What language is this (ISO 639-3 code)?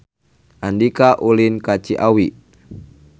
sun